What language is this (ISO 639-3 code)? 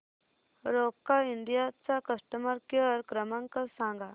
mar